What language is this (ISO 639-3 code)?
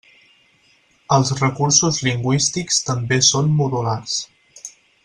cat